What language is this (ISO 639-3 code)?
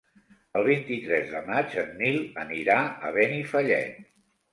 cat